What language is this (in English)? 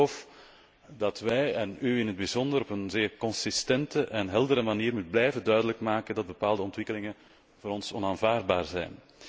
Dutch